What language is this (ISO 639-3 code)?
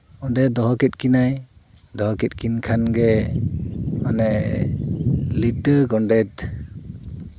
sat